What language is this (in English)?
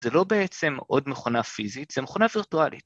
Hebrew